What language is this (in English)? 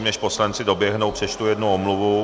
Czech